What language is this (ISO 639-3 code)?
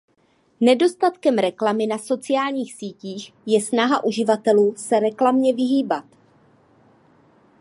ces